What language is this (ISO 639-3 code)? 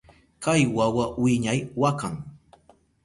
qup